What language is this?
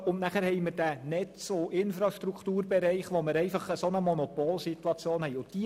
Swiss German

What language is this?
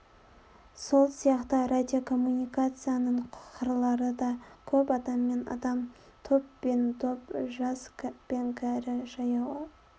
Kazakh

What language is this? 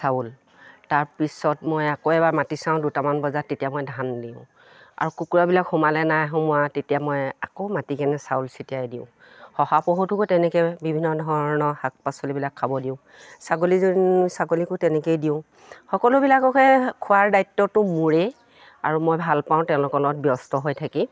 Assamese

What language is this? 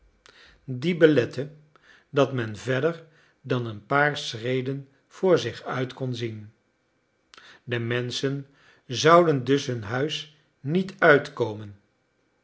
Dutch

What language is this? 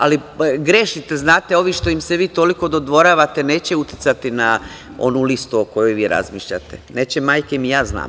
Serbian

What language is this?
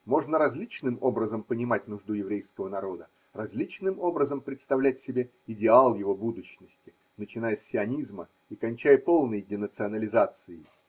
Russian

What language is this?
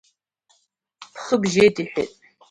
Abkhazian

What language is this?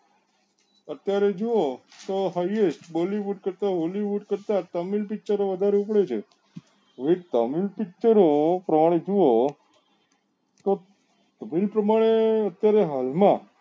Gujarati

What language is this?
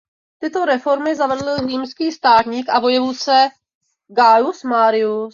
Czech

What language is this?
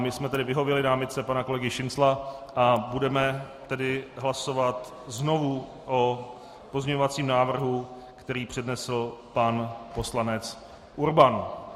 Czech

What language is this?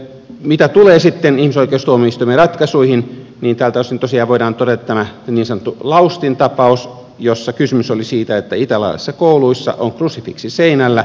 Finnish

